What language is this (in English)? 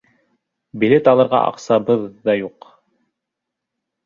Bashkir